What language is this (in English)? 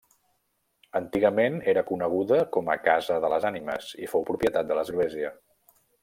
Catalan